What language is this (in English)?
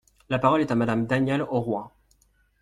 French